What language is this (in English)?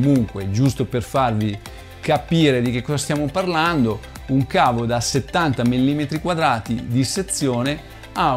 Italian